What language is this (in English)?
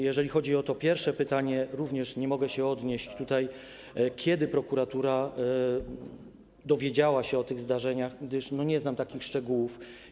Polish